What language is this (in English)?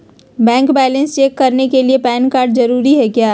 Magahi